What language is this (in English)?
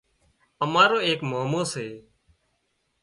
Wadiyara Koli